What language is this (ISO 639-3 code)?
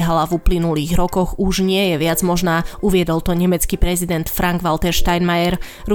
slk